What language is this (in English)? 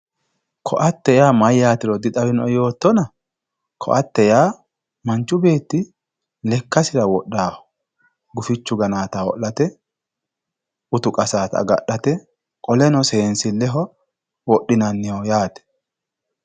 Sidamo